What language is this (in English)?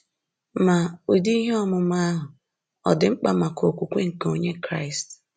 Igbo